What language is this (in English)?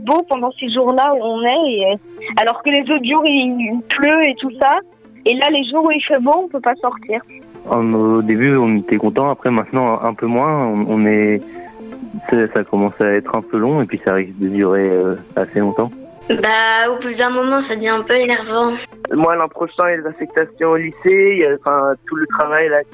French